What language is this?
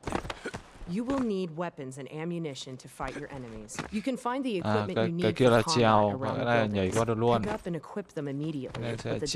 Vietnamese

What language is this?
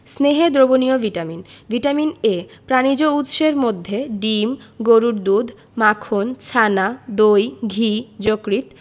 Bangla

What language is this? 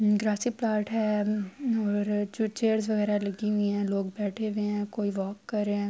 Urdu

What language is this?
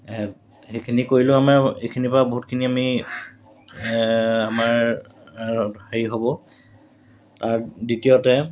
Assamese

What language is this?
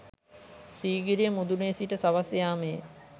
Sinhala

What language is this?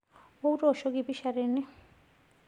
Masai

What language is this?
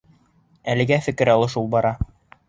Bashkir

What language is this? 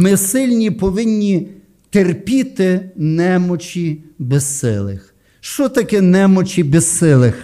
Ukrainian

